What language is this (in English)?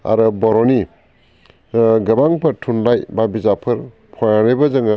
Bodo